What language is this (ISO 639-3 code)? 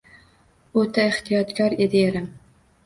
uzb